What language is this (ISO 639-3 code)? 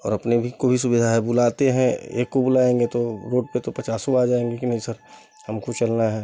hin